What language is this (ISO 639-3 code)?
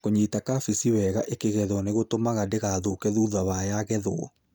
kik